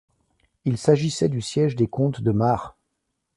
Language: French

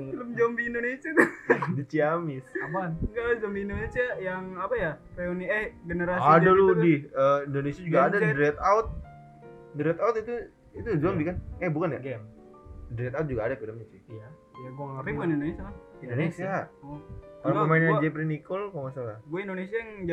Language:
Indonesian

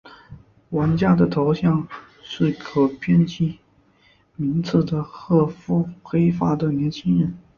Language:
Chinese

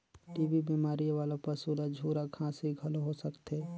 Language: Chhattisgarhi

